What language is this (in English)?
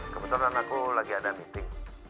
Indonesian